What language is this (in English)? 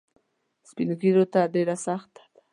Pashto